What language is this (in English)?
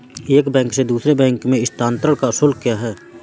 Hindi